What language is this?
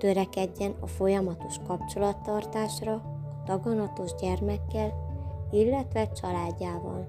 Hungarian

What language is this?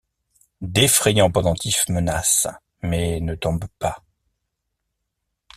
French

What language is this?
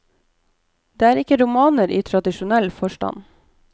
Norwegian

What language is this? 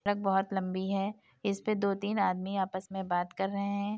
Hindi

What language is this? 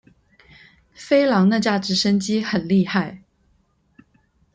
Chinese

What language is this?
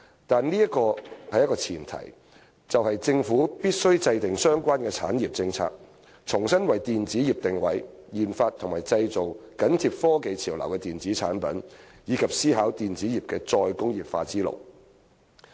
Cantonese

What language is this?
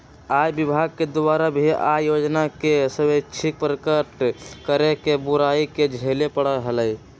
Magahi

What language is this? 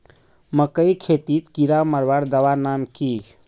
Magahi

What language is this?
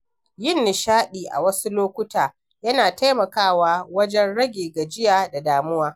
Hausa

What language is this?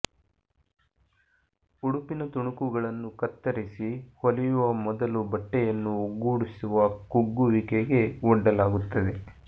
Kannada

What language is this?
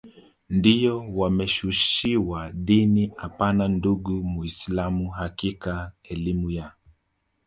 Swahili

